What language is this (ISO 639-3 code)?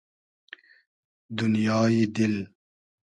haz